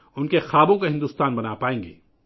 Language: Urdu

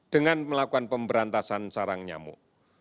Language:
Indonesian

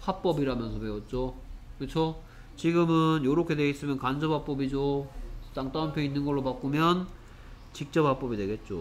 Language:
Korean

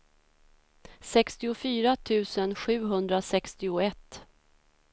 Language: Swedish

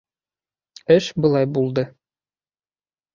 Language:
Bashkir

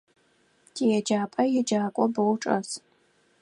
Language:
Adyghe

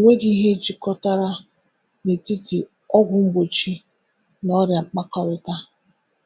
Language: Igbo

